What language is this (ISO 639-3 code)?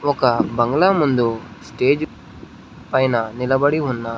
tel